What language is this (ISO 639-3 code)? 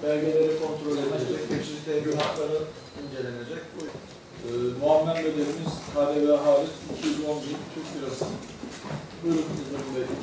tur